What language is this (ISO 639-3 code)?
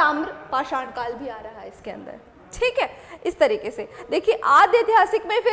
hin